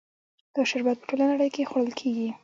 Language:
Pashto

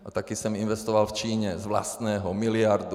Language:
Czech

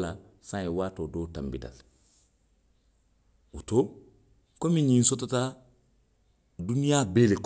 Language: Western Maninkakan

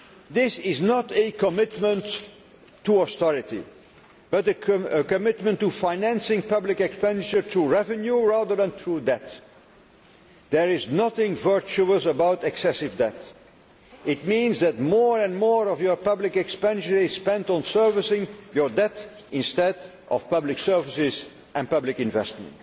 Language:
English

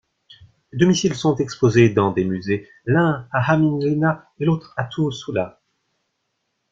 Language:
French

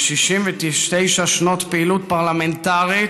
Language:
Hebrew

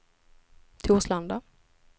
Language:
Swedish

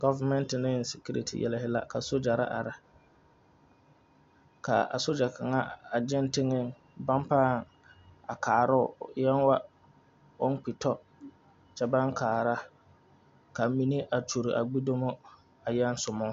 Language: Southern Dagaare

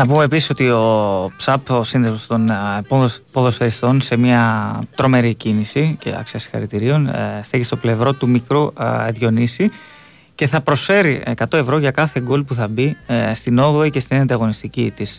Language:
Greek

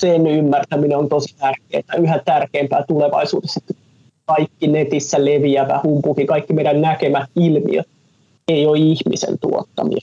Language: Finnish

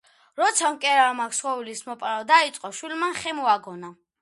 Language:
Georgian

